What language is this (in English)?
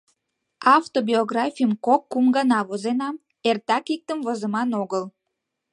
Mari